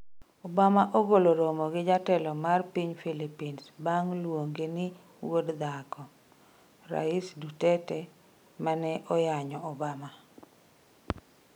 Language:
Luo (Kenya and Tanzania)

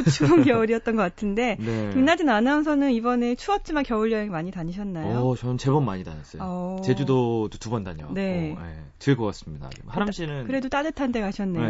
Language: Korean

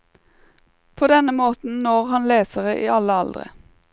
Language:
Norwegian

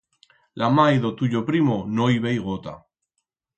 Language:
Aragonese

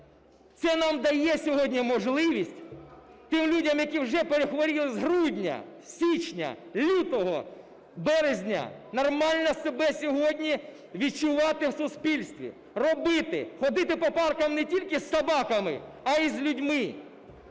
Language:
Ukrainian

